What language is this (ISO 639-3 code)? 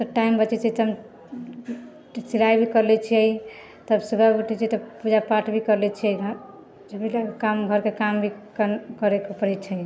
mai